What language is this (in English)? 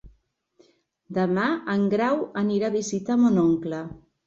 Catalan